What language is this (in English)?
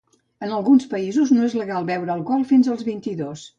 Catalan